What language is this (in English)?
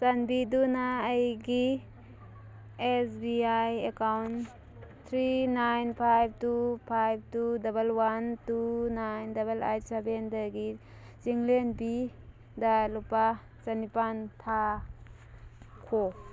Manipuri